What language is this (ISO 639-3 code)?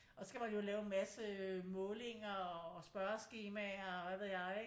dan